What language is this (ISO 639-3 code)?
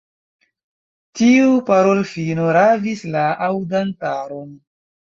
epo